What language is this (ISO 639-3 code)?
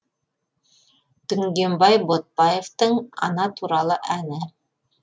kaz